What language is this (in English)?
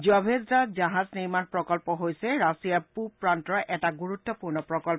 Assamese